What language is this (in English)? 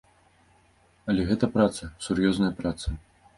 Belarusian